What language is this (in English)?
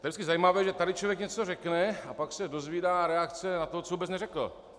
Czech